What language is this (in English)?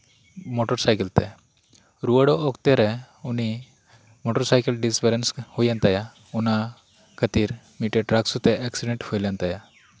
Santali